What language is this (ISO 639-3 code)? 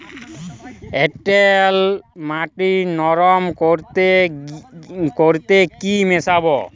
ben